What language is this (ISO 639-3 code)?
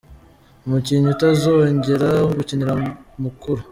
kin